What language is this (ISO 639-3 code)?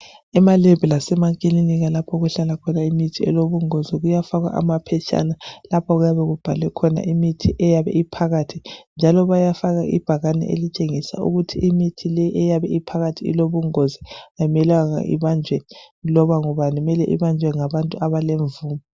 nde